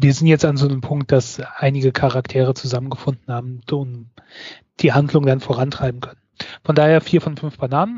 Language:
German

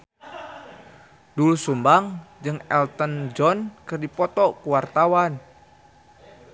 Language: Sundanese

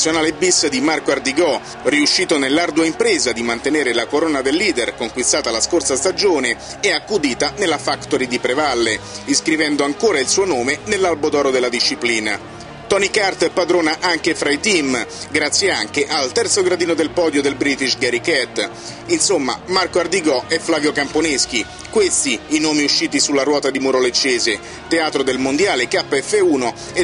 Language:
Italian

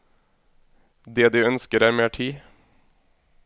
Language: Norwegian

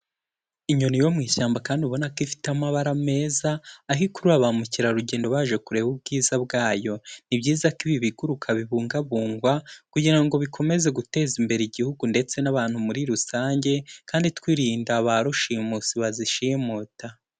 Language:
Kinyarwanda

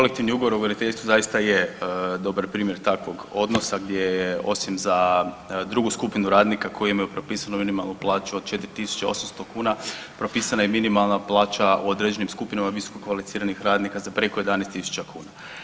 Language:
Croatian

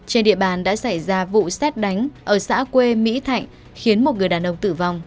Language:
Vietnamese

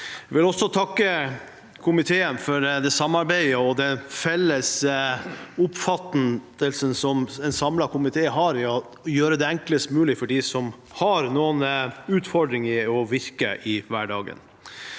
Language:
Norwegian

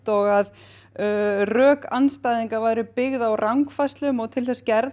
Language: Icelandic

